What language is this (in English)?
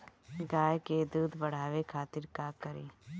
Bhojpuri